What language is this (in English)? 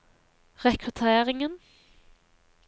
Norwegian